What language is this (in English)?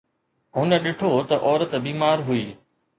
Sindhi